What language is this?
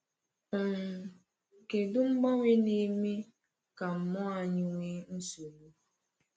Igbo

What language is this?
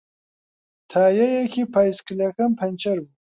Central Kurdish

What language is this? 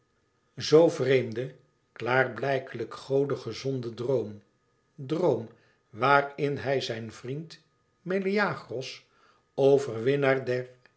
Dutch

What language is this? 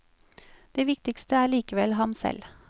Norwegian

